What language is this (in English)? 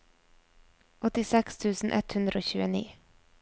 Norwegian